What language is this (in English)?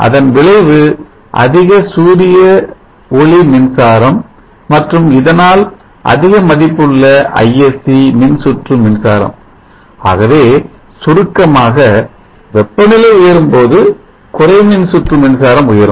Tamil